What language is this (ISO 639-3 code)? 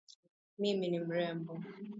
swa